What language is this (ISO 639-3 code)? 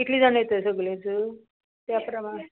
kok